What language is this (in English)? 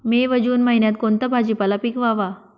Marathi